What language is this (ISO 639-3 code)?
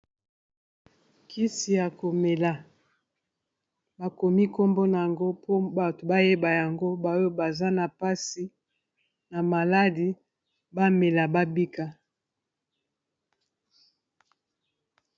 lin